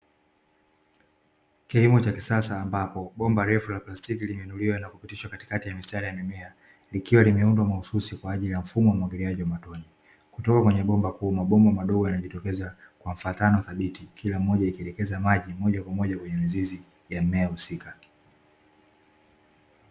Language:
Swahili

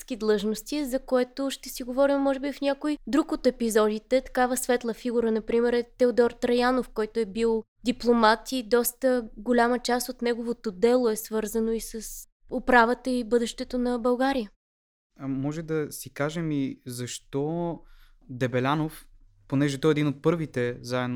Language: Bulgarian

